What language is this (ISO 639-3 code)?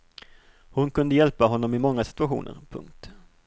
swe